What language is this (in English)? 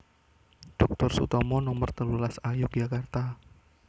Javanese